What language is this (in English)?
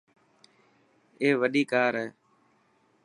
Dhatki